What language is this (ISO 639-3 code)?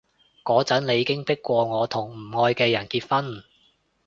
yue